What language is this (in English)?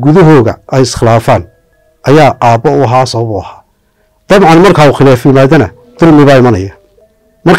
Arabic